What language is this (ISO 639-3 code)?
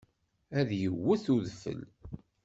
kab